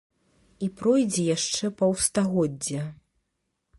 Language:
Belarusian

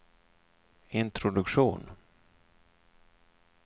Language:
Swedish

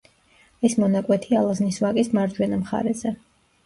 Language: Georgian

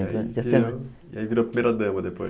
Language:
Portuguese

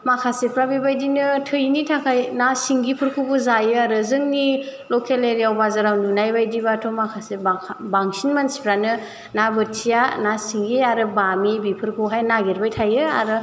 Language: Bodo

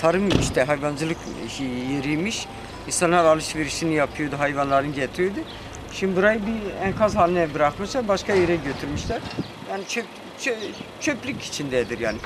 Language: Turkish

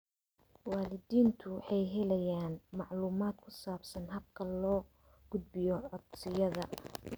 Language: Somali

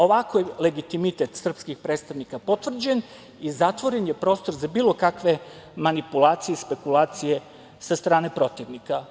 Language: Serbian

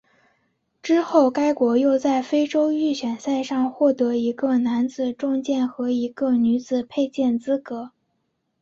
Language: Chinese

